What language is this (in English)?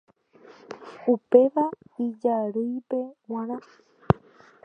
Guarani